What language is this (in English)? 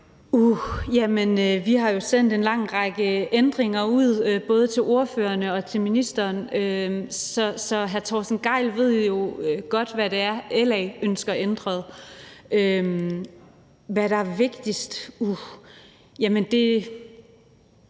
Danish